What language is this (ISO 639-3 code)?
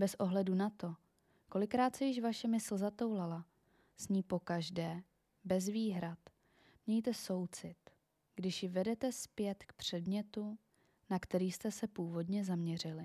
ces